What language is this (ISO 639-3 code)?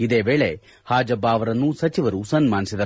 kan